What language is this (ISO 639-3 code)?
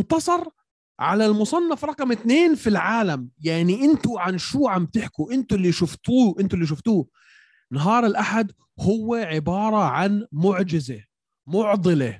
ara